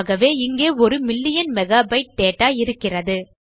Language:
Tamil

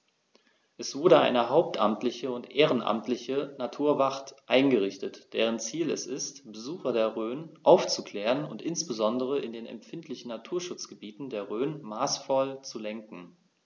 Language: German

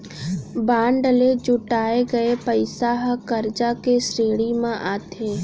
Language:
Chhattisgarhi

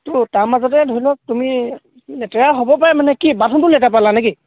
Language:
Assamese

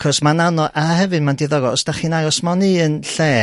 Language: Welsh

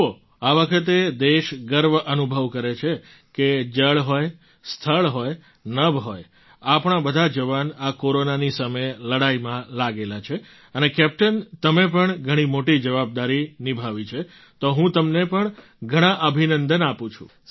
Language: Gujarati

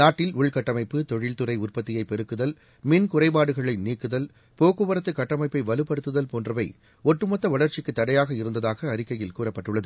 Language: Tamil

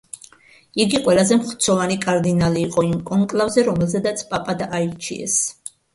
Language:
Georgian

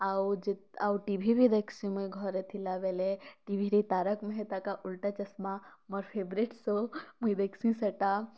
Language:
Odia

